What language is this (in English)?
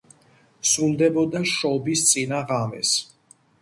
Georgian